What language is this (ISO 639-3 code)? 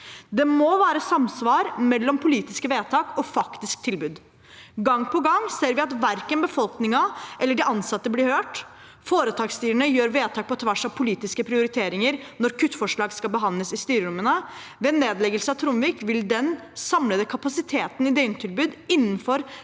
nor